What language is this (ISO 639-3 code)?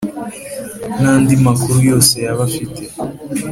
kin